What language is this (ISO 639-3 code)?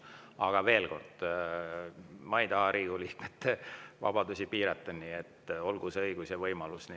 est